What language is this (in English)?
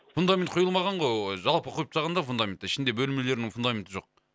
Kazakh